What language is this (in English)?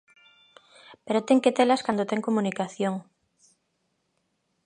Galician